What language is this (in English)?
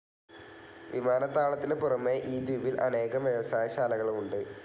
Malayalam